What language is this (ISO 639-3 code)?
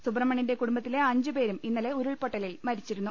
mal